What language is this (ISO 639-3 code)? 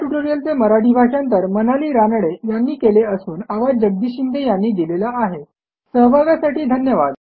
mar